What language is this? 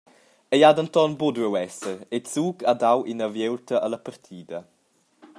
Romansh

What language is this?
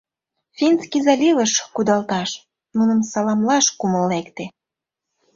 Mari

